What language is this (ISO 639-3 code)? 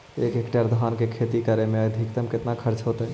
mag